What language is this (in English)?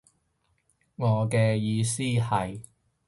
Cantonese